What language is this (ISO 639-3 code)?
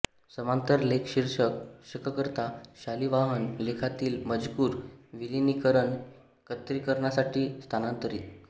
mar